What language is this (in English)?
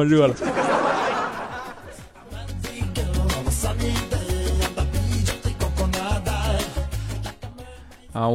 Chinese